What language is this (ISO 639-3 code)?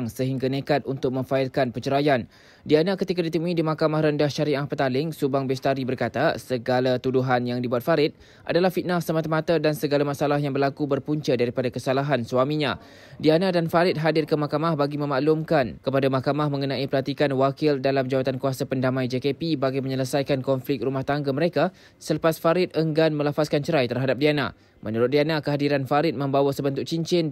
msa